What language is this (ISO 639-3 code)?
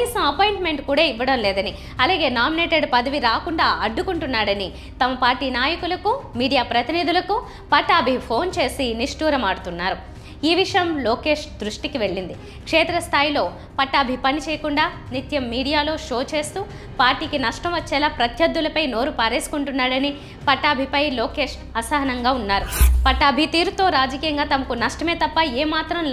tel